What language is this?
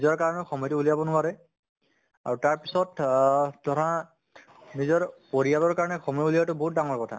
Assamese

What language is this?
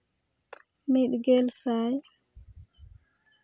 Santali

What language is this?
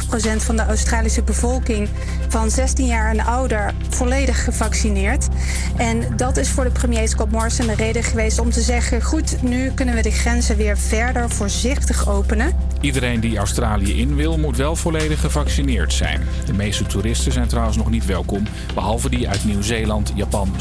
Dutch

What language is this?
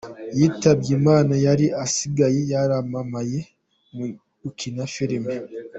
Kinyarwanda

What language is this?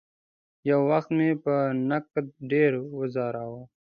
Pashto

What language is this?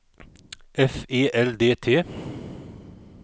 Swedish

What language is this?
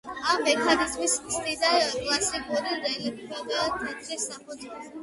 Georgian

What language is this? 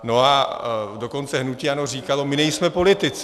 Czech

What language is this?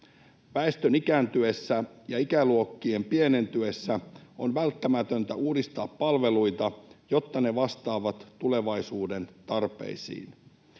Finnish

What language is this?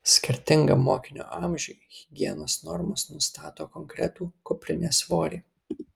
Lithuanian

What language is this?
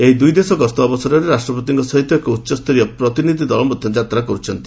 Odia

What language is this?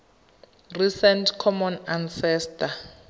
Tswana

